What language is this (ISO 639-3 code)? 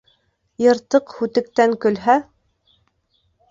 bak